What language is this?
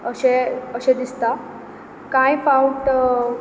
Konkani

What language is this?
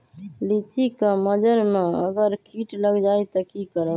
Magahi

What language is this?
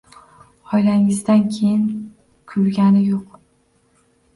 Uzbek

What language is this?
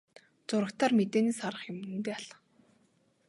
Mongolian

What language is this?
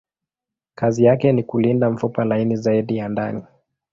Swahili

